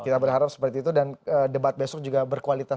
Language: Indonesian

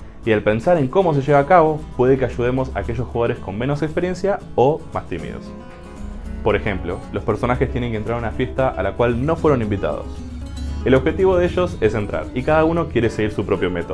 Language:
Spanish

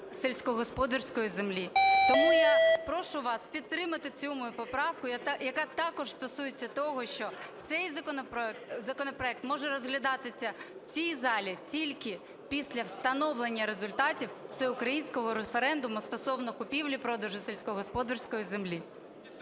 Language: Ukrainian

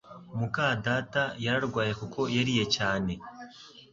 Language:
Kinyarwanda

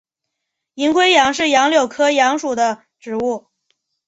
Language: Chinese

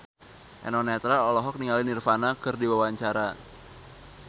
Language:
Sundanese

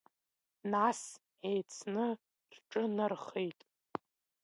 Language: Abkhazian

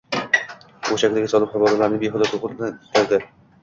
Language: Uzbek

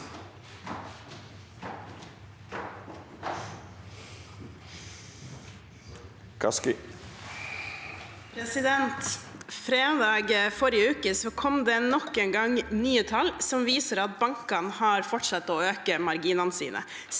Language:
Norwegian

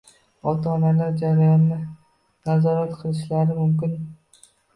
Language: Uzbek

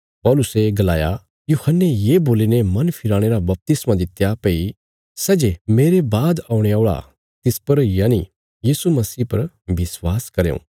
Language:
Bilaspuri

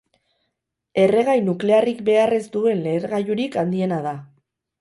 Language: Basque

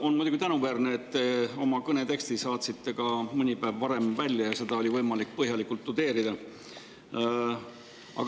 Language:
Estonian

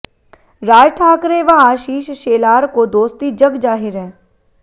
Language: Hindi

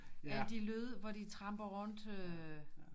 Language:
Danish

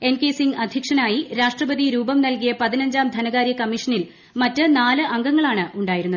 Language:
Malayalam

